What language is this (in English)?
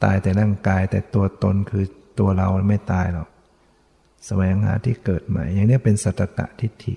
Thai